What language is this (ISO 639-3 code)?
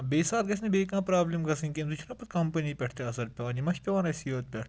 kas